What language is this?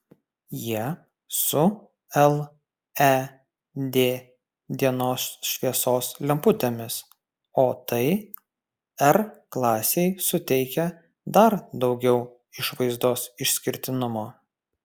Lithuanian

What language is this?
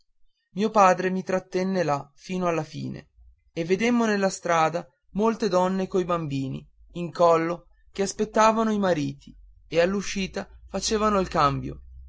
Italian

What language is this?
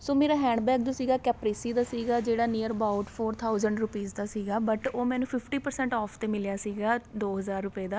Punjabi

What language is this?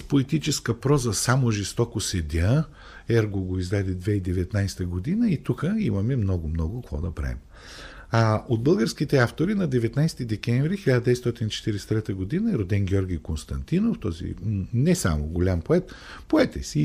Bulgarian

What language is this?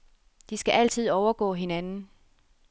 Danish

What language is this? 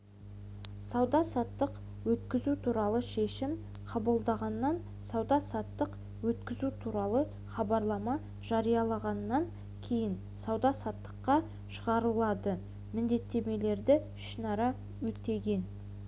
Kazakh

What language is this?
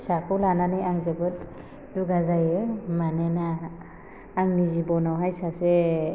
Bodo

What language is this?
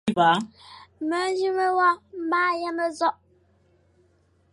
Fang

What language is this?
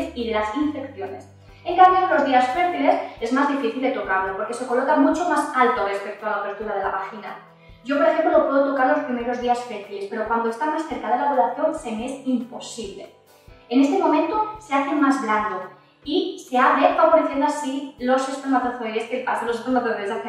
Spanish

